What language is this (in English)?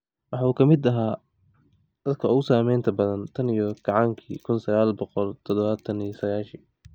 Somali